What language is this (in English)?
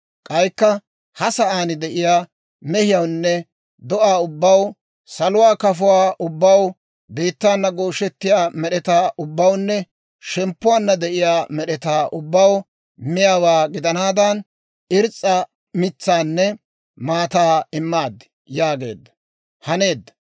Dawro